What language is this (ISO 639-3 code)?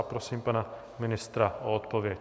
ces